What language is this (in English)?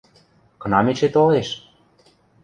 Western Mari